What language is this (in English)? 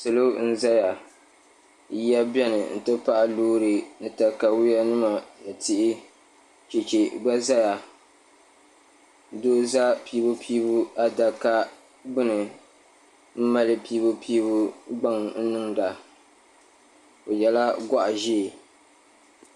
Dagbani